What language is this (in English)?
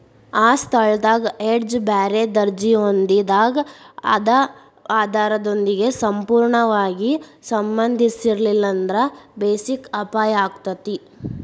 Kannada